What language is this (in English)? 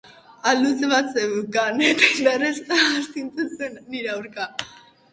Basque